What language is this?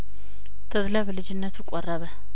Amharic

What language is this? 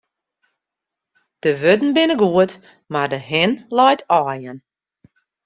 Western Frisian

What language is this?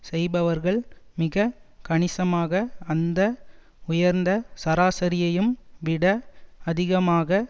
Tamil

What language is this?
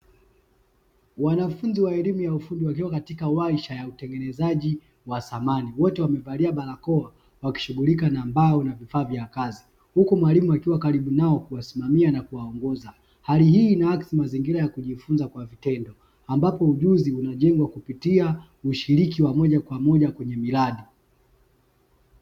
Swahili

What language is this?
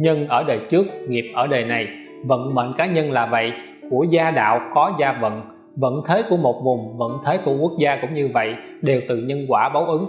Vietnamese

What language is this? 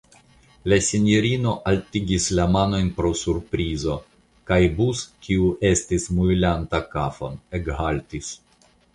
Esperanto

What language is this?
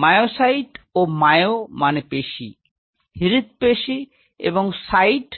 Bangla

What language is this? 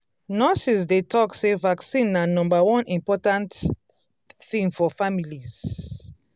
Nigerian Pidgin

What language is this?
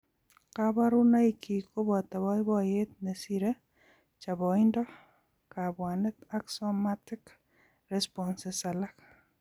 Kalenjin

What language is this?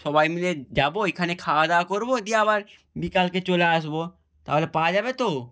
Bangla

